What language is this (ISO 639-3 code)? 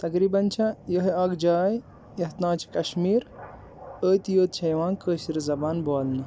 kas